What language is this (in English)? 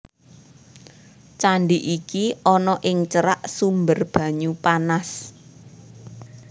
Javanese